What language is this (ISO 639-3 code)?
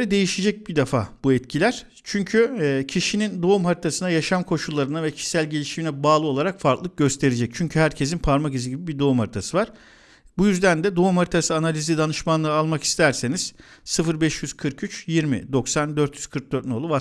tur